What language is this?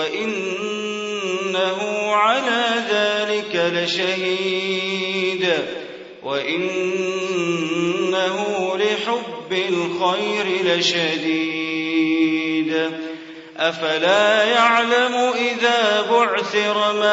Arabic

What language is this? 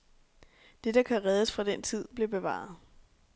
Danish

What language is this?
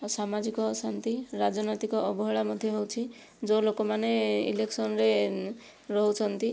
Odia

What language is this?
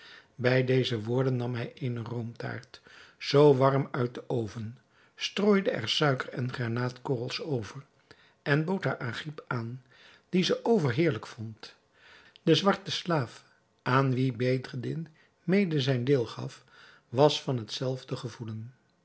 Dutch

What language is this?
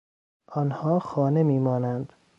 Persian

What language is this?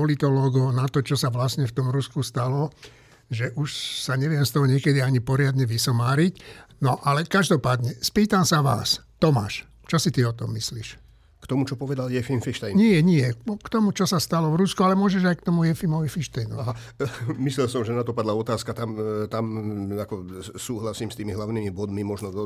Slovak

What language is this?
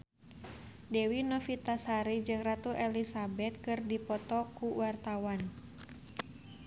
Sundanese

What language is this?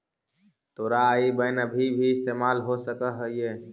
Magahi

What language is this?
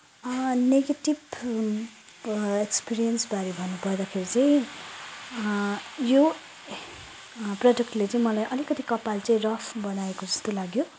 Nepali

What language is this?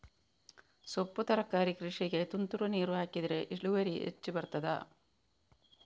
Kannada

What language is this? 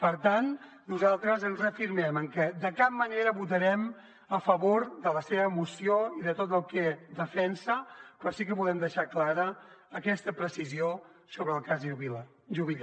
Catalan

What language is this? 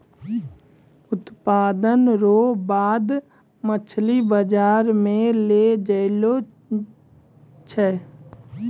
Maithili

